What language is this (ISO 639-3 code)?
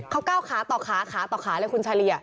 tha